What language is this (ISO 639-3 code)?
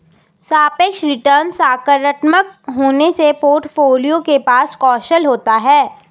hin